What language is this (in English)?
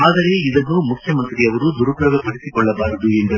Kannada